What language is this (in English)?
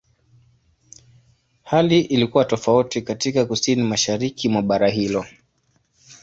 Swahili